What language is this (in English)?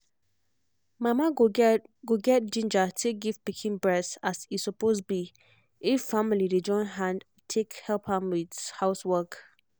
Nigerian Pidgin